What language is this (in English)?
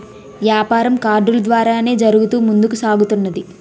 Telugu